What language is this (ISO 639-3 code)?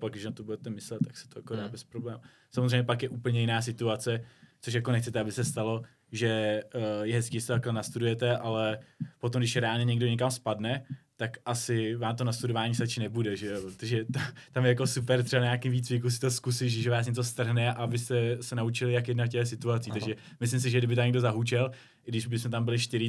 ces